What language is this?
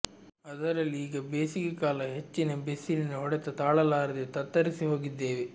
Kannada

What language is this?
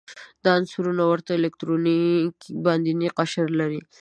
Pashto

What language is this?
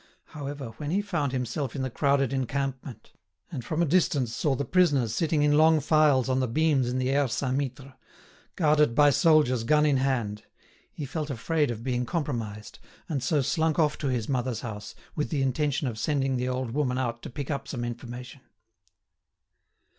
English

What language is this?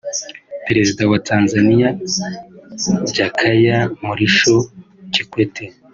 Kinyarwanda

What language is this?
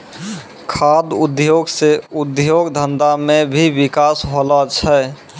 Maithili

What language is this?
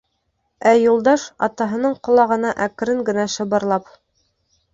Bashkir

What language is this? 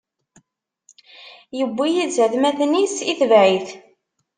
Kabyle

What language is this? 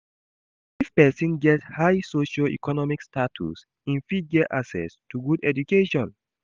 Nigerian Pidgin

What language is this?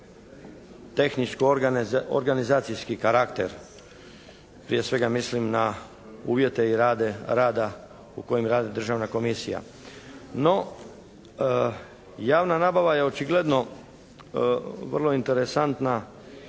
Croatian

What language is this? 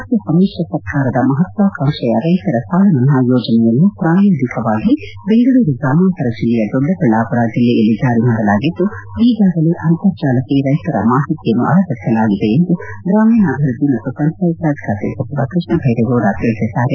Kannada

